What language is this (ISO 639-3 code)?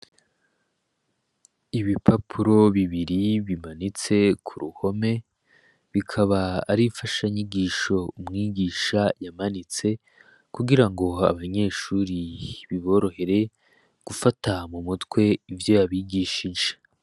run